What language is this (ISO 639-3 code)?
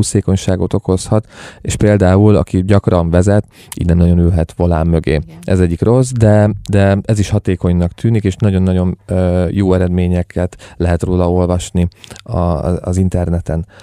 hun